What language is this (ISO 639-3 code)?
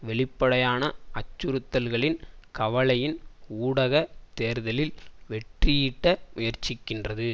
tam